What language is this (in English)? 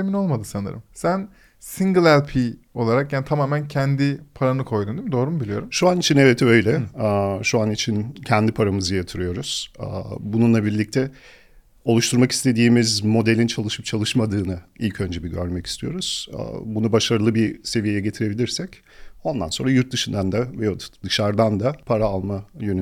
Turkish